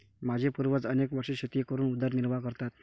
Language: Marathi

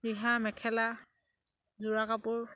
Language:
Assamese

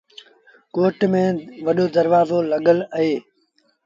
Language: Sindhi Bhil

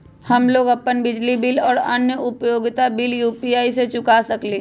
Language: Magahi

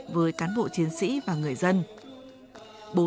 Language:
Vietnamese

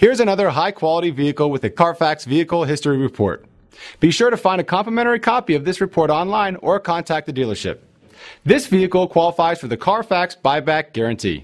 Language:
English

